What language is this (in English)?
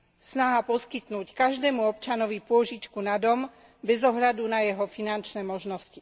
Slovak